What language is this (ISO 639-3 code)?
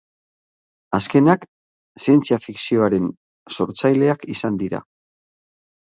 eus